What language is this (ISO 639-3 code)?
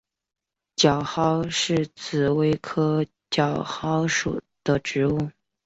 zho